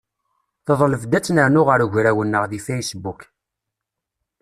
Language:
Kabyle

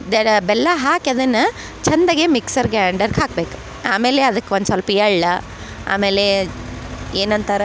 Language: Kannada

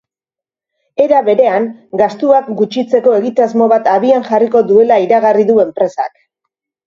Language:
Basque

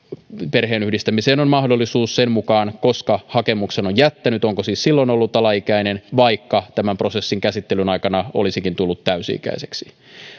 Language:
Finnish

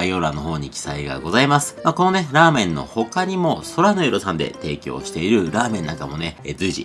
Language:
Japanese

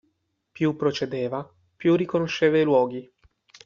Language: Italian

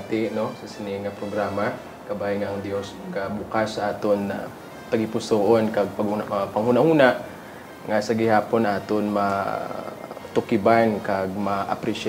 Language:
Filipino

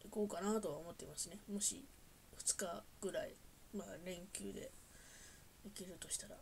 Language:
Japanese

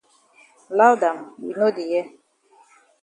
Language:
Cameroon Pidgin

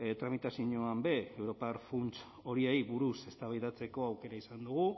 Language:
Basque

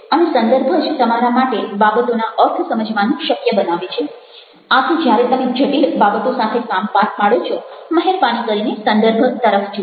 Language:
Gujarati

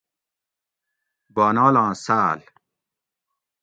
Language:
Gawri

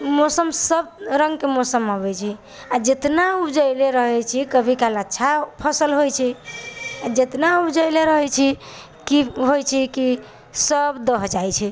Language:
Maithili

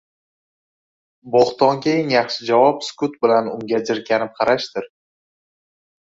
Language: Uzbek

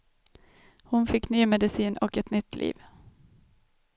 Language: Swedish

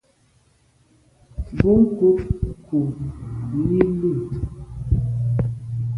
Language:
Medumba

